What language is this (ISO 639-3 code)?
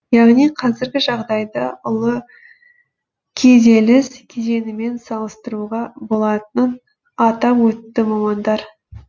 kaz